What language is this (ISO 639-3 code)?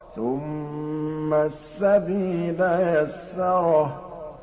ara